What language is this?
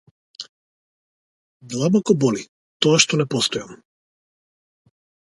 Macedonian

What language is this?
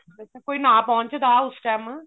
Punjabi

